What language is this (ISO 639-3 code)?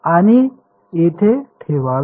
mar